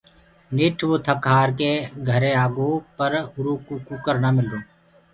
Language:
Gurgula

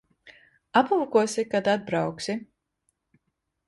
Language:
Latvian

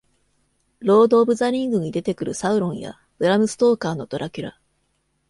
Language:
Japanese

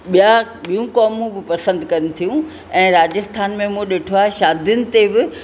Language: Sindhi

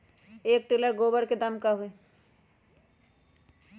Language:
Magahi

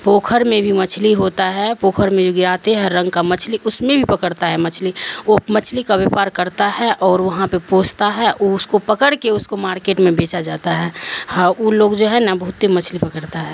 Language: Urdu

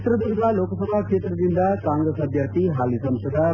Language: Kannada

